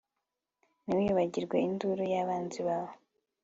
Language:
Kinyarwanda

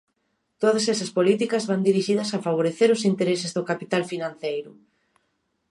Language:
Galician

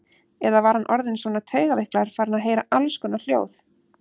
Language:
Icelandic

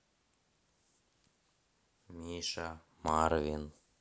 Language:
Russian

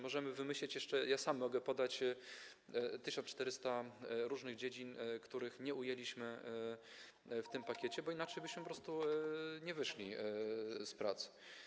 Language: Polish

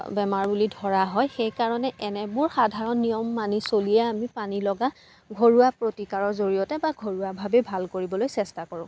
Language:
Assamese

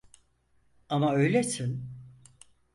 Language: Turkish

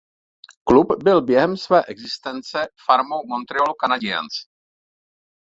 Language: Czech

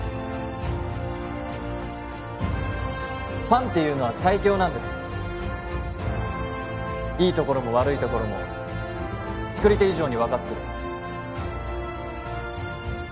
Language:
Japanese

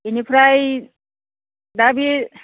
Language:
Bodo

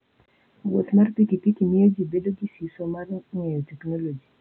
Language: Luo (Kenya and Tanzania)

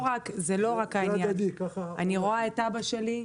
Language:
Hebrew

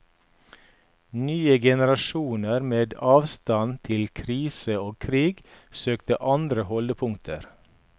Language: Norwegian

